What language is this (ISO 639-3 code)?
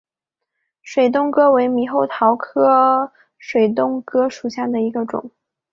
zho